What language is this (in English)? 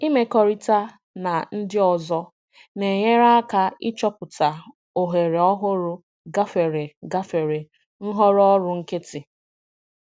Igbo